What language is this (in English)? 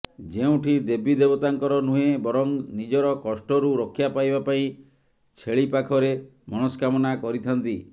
Odia